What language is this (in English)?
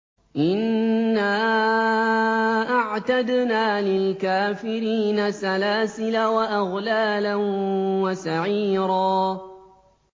Arabic